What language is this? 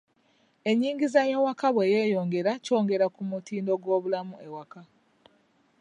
Ganda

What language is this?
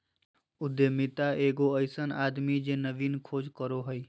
Magahi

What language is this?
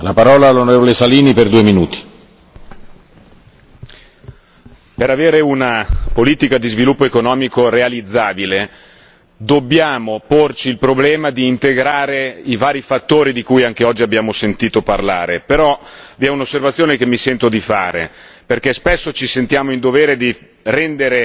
Italian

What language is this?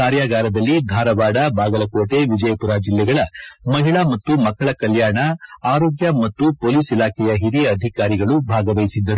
Kannada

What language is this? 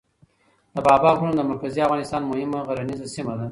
Pashto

